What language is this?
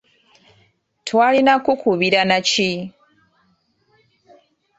Ganda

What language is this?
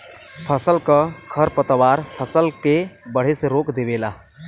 Bhojpuri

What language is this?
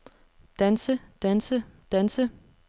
Danish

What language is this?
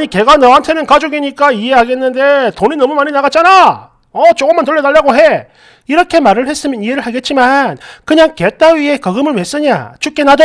Korean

